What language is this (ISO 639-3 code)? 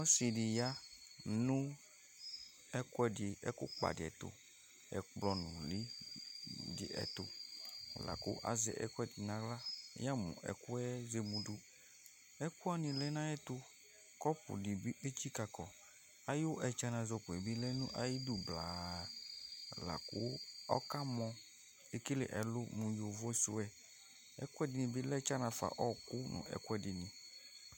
kpo